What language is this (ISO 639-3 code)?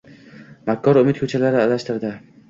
uzb